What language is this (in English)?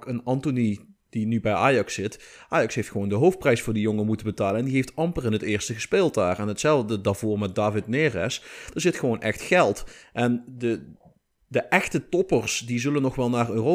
Dutch